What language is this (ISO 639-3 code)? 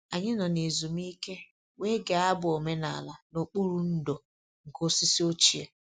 ibo